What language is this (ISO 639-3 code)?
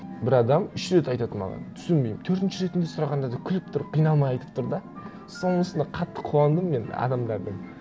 kaz